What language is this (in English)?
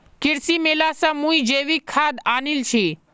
Magahi